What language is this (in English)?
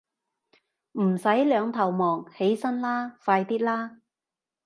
Cantonese